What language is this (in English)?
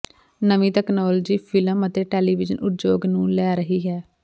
Punjabi